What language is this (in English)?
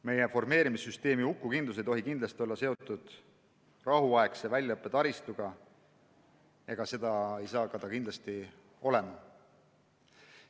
Estonian